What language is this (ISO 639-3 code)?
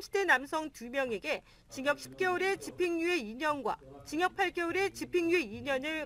kor